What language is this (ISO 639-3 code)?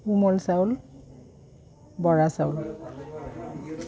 asm